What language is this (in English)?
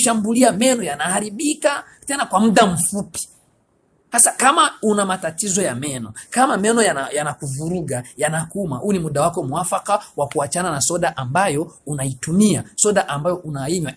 Swahili